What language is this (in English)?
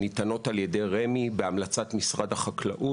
Hebrew